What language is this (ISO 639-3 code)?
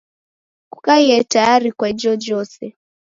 dav